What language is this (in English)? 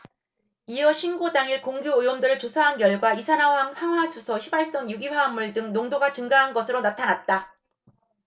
Korean